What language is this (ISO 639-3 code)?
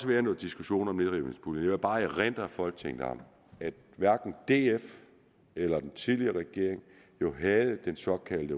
dan